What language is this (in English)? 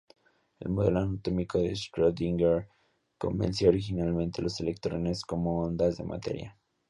Spanish